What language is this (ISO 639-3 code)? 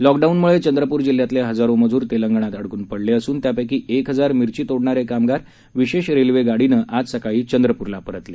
mar